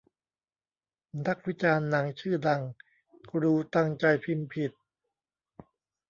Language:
Thai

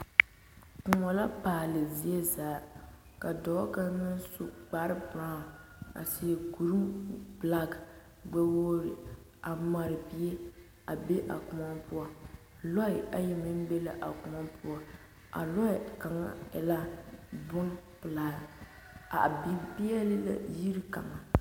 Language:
Southern Dagaare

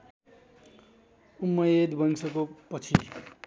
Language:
Nepali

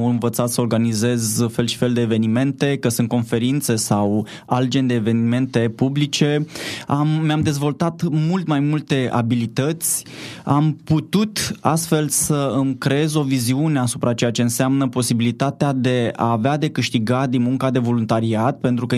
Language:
Romanian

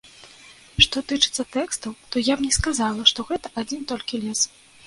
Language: Belarusian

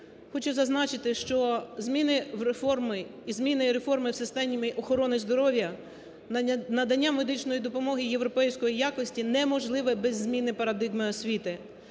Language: Ukrainian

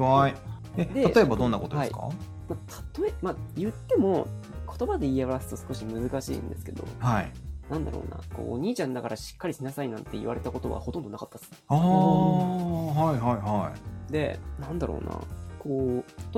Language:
Japanese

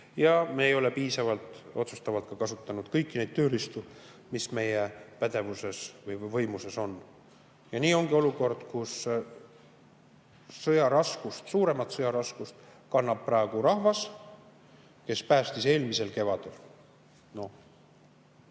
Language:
Estonian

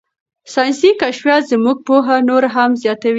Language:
Pashto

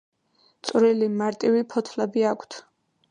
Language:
Georgian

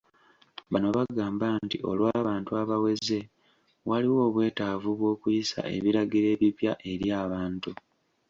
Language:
Ganda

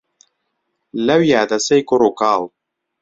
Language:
Central Kurdish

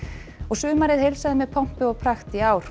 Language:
Icelandic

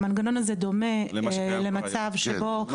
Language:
Hebrew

